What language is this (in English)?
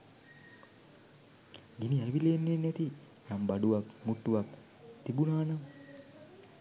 Sinhala